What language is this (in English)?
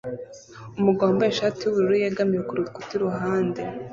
Kinyarwanda